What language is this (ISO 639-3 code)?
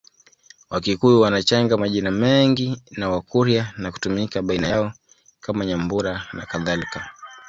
swa